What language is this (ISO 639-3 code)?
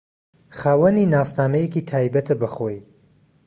ckb